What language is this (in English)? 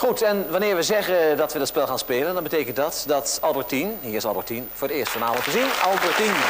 Dutch